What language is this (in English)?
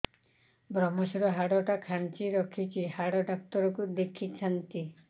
Odia